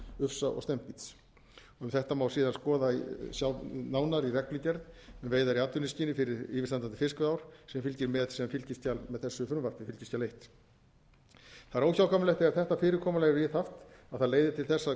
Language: Icelandic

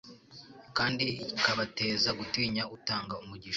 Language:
Kinyarwanda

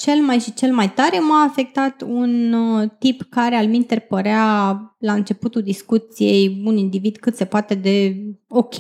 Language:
Romanian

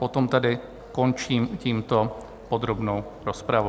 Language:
Czech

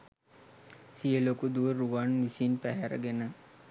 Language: Sinhala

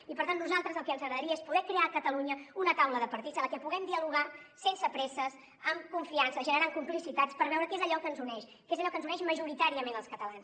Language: Catalan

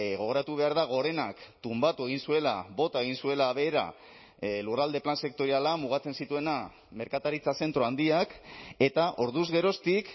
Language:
Basque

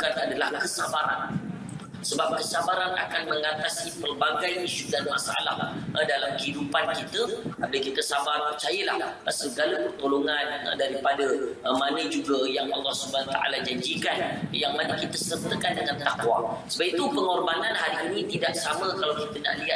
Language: Malay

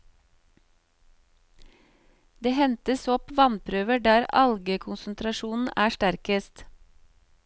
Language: Norwegian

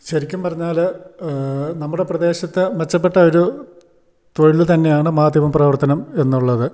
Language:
Malayalam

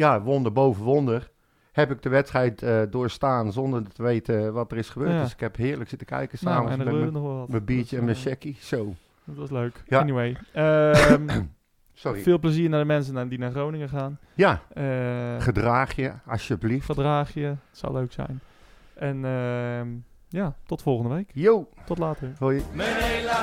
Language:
Dutch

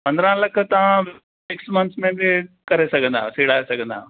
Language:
Sindhi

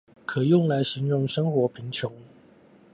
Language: Chinese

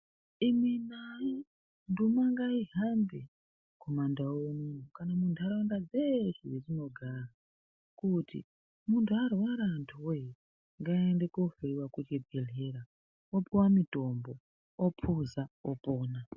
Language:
Ndau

